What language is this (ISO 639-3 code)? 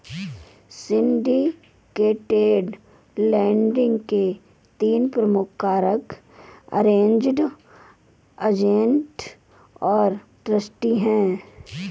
hin